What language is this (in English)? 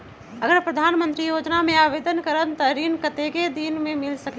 Magahi